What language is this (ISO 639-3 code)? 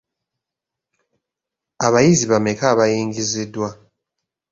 lug